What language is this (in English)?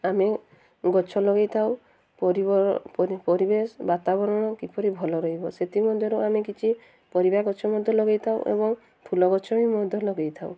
Odia